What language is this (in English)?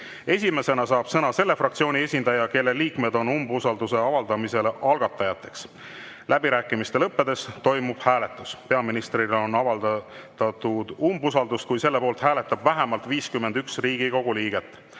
Estonian